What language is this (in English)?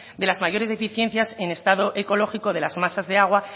Spanish